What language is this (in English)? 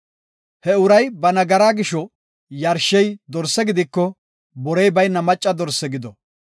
Gofa